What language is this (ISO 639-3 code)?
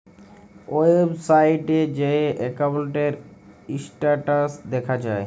ben